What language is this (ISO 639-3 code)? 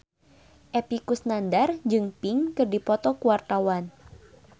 sun